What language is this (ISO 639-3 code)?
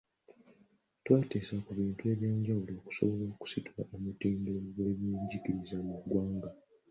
lug